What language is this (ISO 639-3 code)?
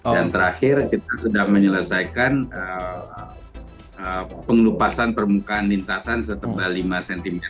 ind